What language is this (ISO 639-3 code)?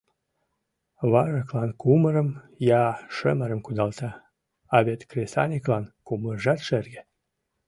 chm